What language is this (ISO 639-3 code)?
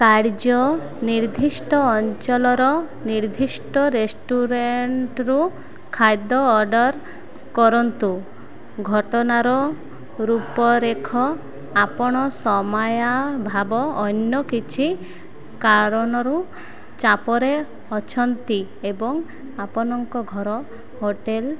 ori